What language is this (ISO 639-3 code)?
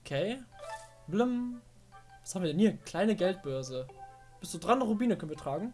deu